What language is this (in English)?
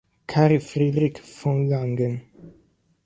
Italian